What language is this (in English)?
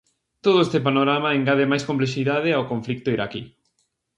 Galician